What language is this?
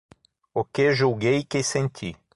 Portuguese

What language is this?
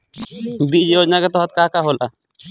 Bhojpuri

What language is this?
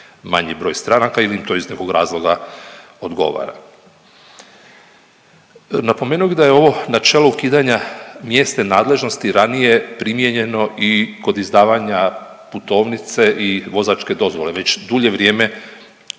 Croatian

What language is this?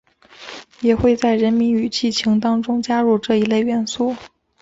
Chinese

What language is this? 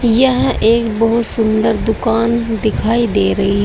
Hindi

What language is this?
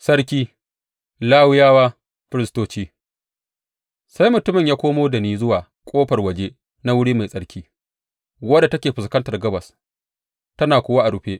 Hausa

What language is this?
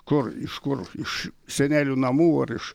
Lithuanian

